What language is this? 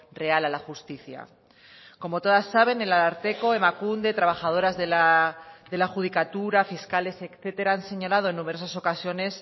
Spanish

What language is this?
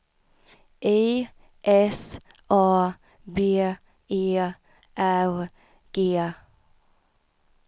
Swedish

